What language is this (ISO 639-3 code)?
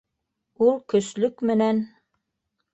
bak